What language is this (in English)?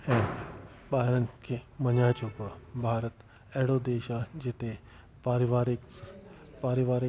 Sindhi